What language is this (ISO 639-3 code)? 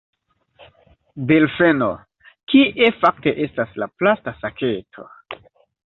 epo